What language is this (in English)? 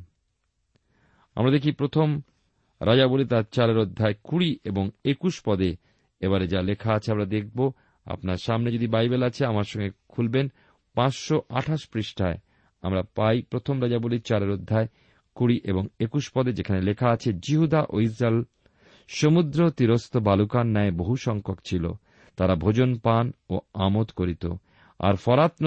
Bangla